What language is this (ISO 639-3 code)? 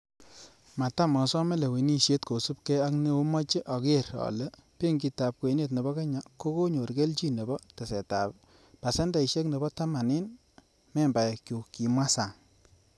kln